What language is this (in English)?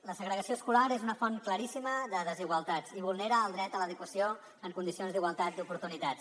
Catalan